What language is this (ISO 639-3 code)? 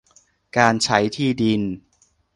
tha